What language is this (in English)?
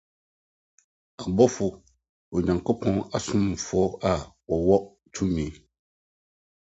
Akan